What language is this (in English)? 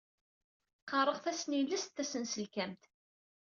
Kabyle